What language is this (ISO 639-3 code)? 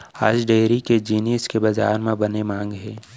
hne